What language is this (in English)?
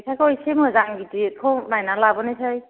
Bodo